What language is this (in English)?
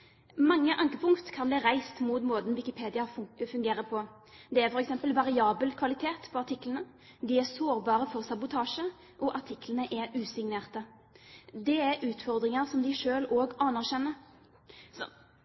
Norwegian Bokmål